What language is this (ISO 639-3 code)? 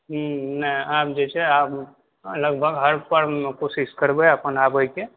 mai